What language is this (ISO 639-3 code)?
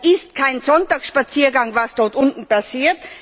deu